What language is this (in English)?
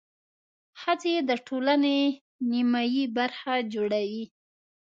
Pashto